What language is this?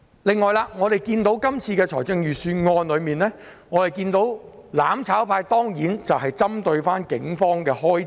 Cantonese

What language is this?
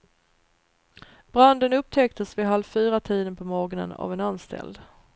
Swedish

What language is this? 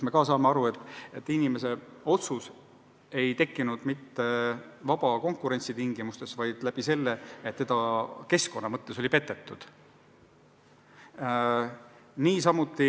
Estonian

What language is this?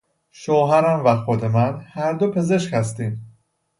Persian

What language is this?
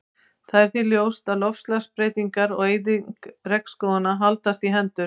Icelandic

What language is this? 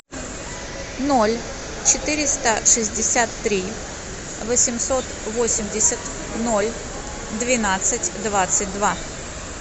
Russian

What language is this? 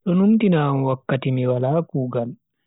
Bagirmi Fulfulde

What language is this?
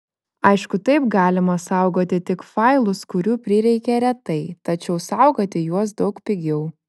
Lithuanian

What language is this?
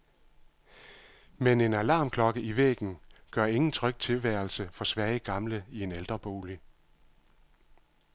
Danish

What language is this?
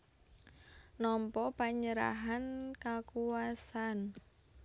Javanese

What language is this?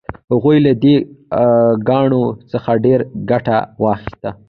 Pashto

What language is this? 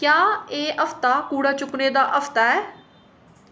Dogri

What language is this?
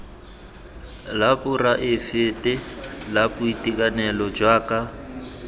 Tswana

